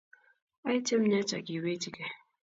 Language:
Kalenjin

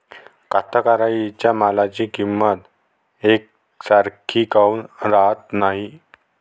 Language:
Marathi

